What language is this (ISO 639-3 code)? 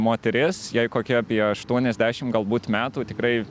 lit